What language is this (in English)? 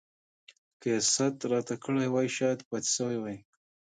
Pashto